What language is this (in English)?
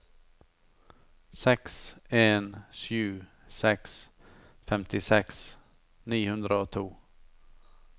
Norwegian